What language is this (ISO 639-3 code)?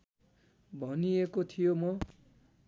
nep